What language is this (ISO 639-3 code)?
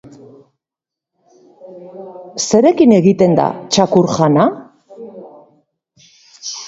eus